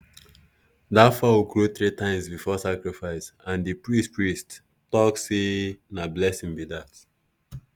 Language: Nigerian Pidgin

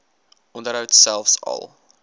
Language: Afrikaans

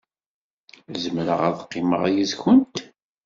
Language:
Kabyle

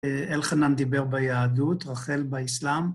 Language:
Hebrew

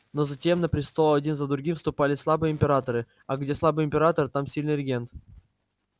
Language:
Russian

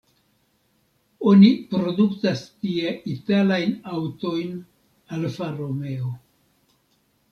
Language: Esperanto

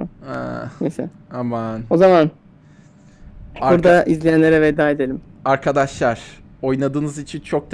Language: Turkish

